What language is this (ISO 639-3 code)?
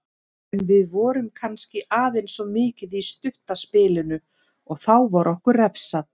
isl